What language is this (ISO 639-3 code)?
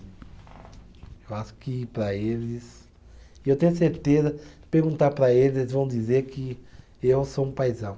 por